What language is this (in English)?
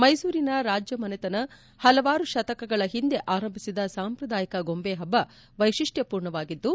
Kannada